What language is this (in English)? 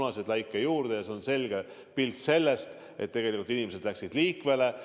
Estonian